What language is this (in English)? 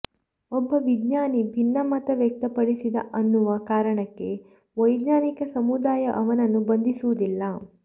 Kannada